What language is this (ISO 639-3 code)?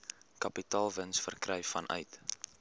afr